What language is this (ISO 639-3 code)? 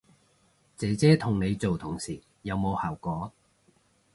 yue